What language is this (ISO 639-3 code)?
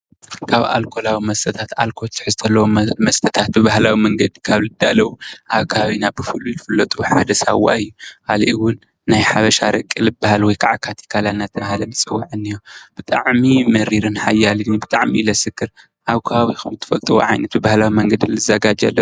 tir